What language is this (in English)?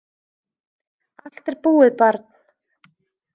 Icelandic